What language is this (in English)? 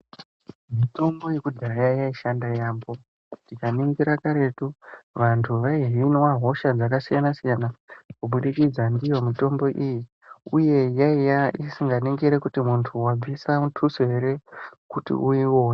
Ndau